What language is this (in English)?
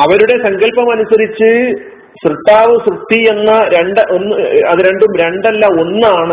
Malayalam